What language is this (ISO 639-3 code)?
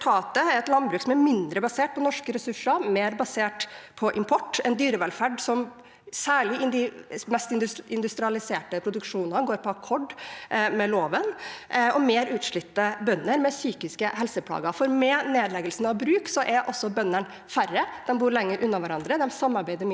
nor